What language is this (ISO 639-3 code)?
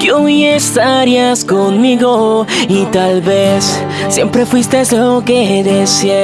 por